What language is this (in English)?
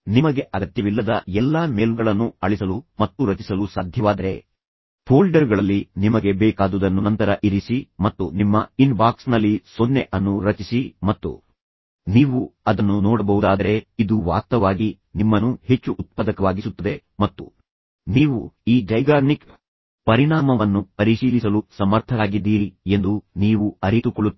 Kannada